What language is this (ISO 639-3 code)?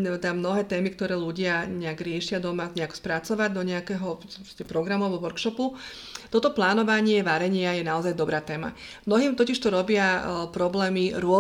slk